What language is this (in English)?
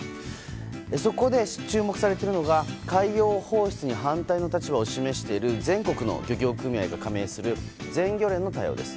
Japanese